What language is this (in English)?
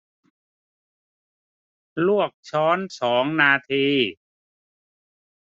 Thai